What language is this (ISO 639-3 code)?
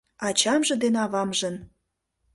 chm